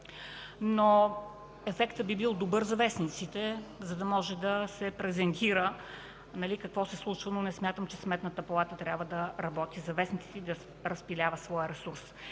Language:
Bulgarian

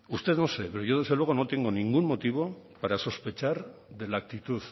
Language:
Spanish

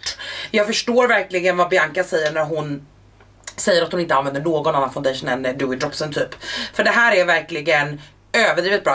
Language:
Swedish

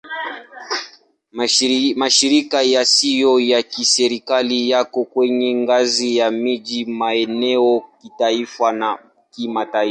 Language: Swahili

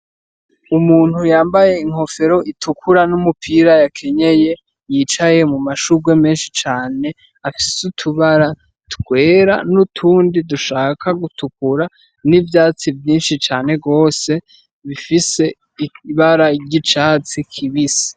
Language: Rundi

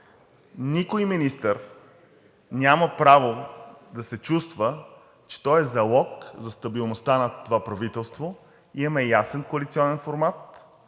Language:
Bulgarian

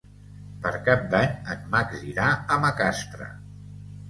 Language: Catalan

